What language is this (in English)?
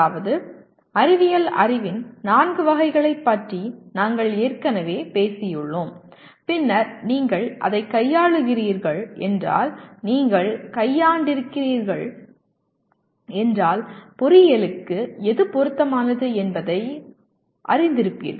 Tamil